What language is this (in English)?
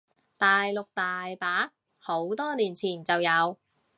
Cantonese